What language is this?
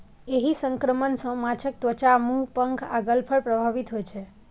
Maithili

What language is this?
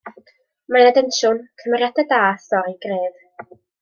Welsh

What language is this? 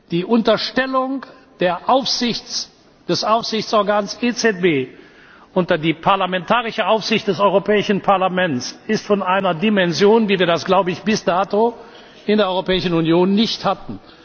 German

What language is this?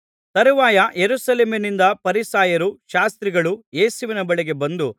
Kannada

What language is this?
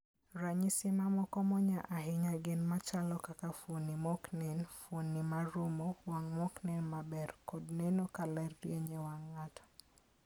Luo (Kenya and Tanzania)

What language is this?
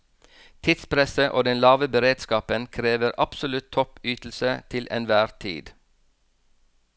Norwegian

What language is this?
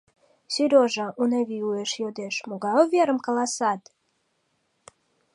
Mari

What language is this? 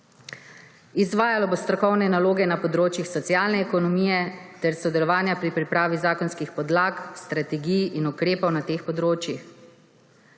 Slovenian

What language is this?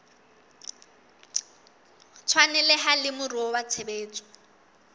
Southern Sotho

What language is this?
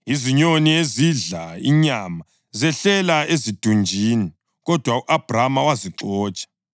North Ndebele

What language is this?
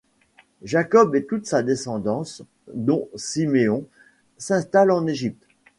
French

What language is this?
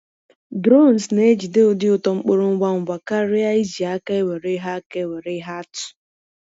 Igbo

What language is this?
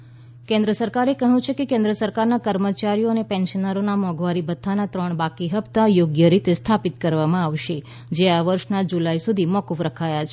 Gujarati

